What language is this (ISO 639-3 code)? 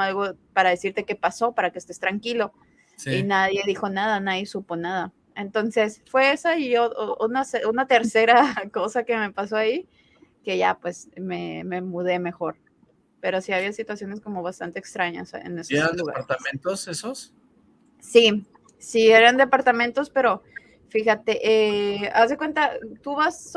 spa